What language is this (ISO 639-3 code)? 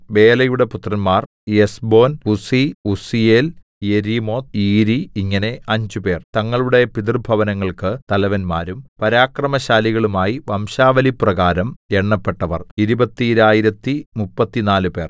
mal